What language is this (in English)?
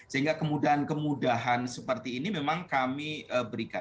Indonesian